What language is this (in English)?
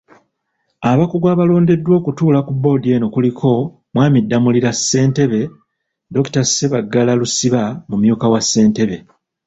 Ganda